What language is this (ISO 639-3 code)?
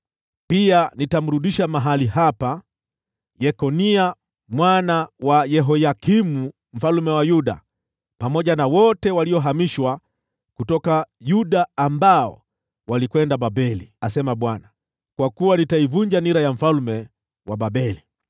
swa